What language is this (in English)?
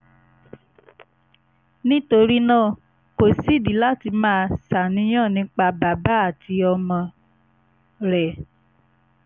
Yoruba